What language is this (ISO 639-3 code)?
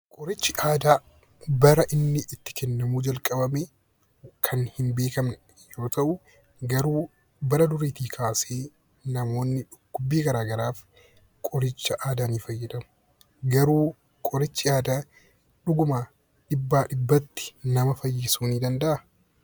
orm